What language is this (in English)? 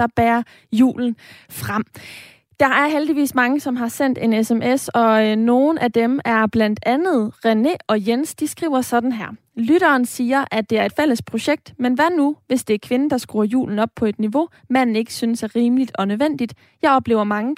Danish